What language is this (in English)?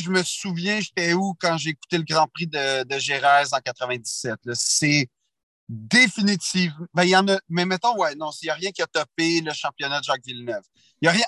French